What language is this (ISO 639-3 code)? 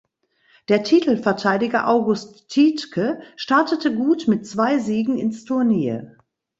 deu